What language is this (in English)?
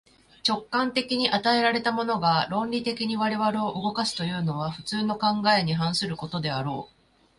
Japanese